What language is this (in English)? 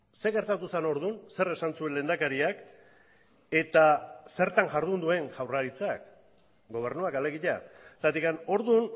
Basque